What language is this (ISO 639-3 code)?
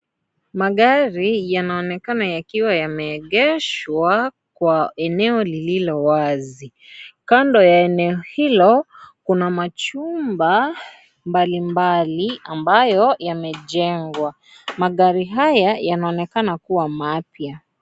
swa